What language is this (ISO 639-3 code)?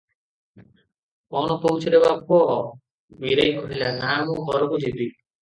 ori